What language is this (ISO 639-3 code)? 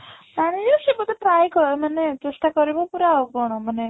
ori